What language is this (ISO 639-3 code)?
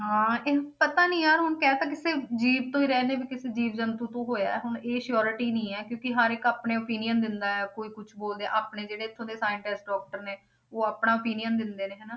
pan